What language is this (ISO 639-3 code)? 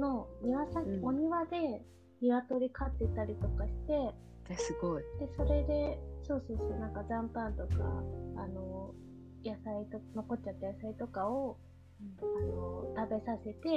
jpn